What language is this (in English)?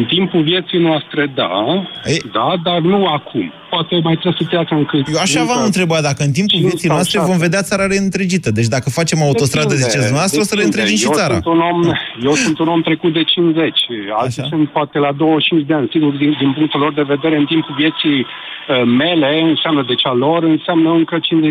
Romanian